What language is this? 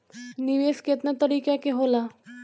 Bhojpuri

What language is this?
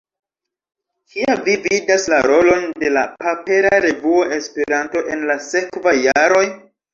Esperanto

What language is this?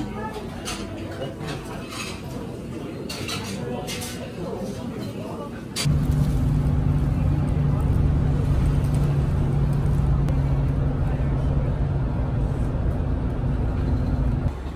Korean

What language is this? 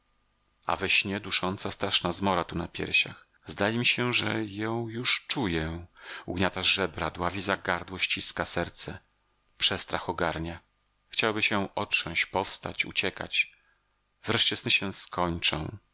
Polish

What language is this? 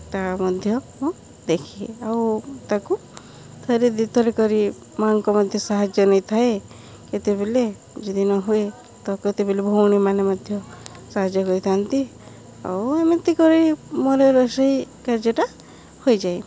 Odia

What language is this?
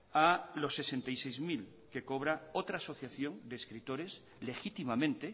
Spanish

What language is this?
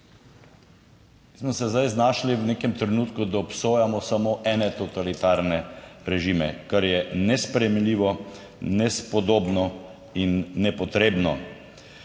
Slovenian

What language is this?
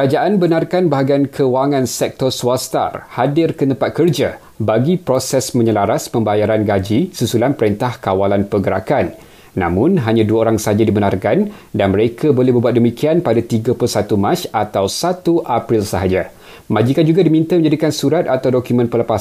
Malay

